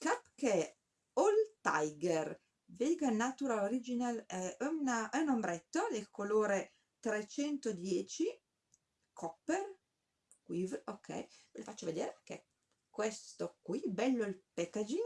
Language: Italian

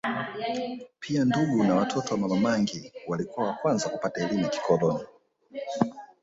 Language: Swahili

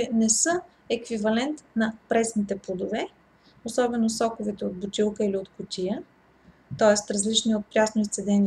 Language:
Bulgarian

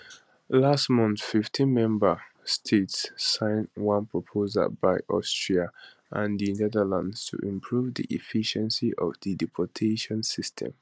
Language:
Nigerian Pidgin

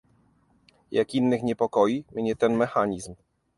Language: Polish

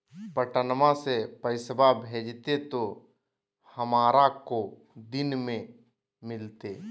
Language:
Magahi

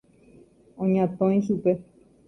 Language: Guarani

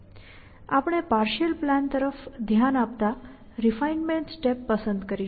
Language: Gujarati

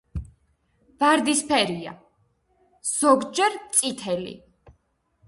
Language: Georgian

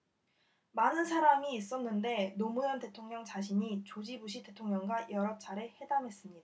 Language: Korean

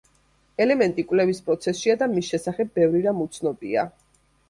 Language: Georgian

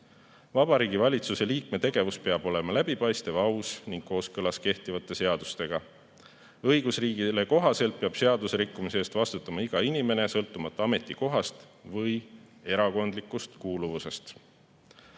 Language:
Estonian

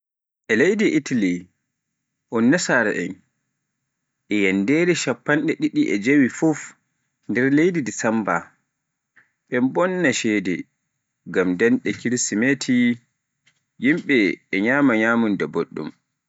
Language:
Pular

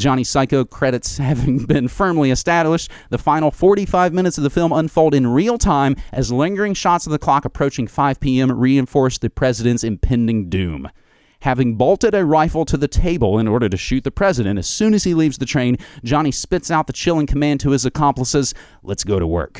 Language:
English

